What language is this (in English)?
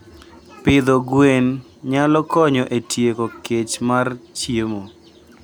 Luo (Kenya and Tanzania)